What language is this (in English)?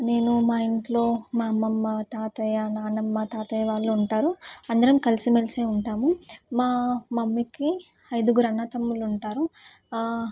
Telugu